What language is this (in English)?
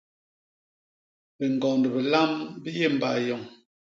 Basaa